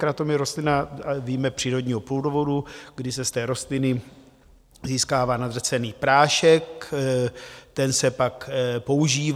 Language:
Czech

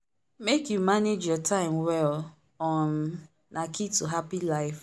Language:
Nigerian Pidgin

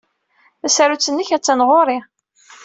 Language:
Kabyle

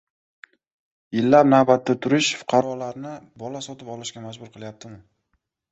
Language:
Uzbek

